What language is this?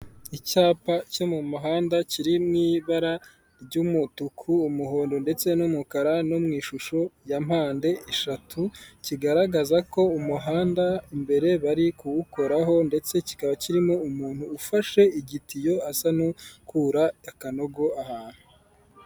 Kinyarwanda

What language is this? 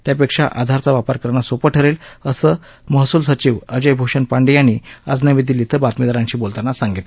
Marathi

